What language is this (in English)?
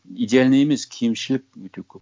Kazakh